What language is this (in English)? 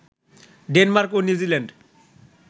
Bangla